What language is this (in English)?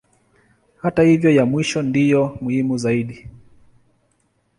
Swahili